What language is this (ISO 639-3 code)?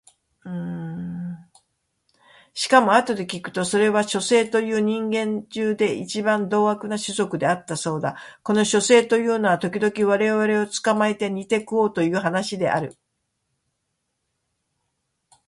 jpn